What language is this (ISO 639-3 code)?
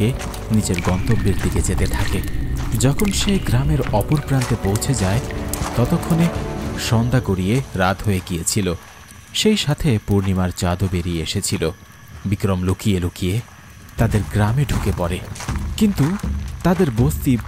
ron